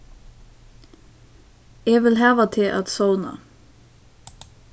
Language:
Faroese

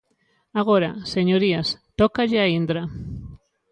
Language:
Galician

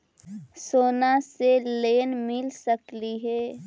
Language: Magahi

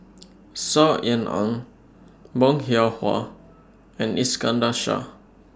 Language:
English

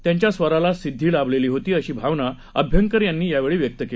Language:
Marathi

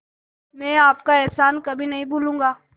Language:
Hindi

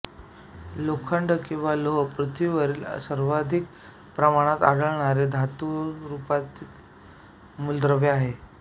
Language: Marathi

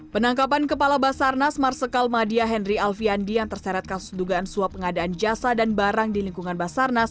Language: Indonesian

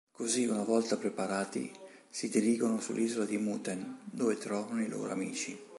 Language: Italian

